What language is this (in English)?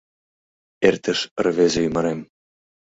Mari